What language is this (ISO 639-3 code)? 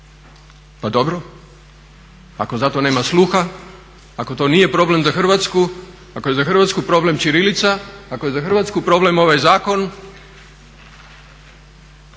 hrv